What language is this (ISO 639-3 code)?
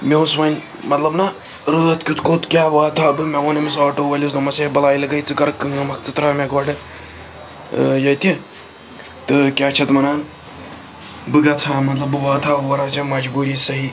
kas